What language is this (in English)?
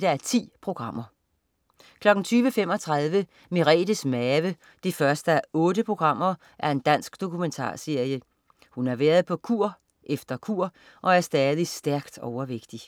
Danish